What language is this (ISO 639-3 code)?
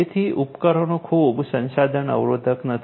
guj